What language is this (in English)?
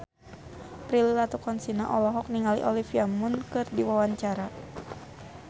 Sundanese